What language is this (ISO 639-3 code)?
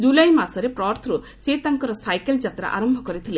ori